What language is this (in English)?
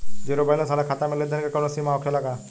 Bhojpuri